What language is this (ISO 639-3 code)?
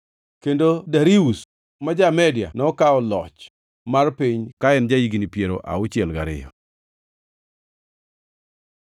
luo